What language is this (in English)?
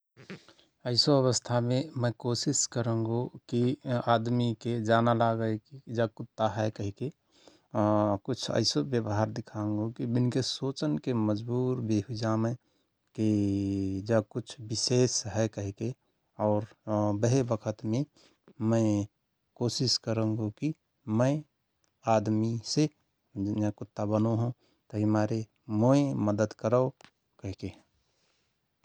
Rana Tharu